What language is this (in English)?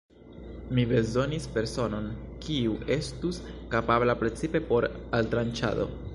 Esperanto